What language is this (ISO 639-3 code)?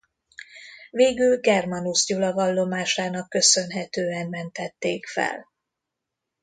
hun